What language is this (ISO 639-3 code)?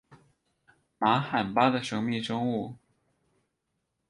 zho